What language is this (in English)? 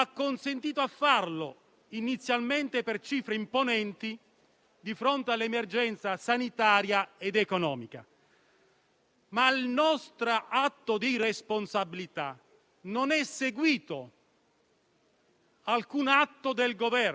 Italian